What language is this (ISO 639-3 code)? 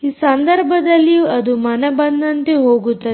kan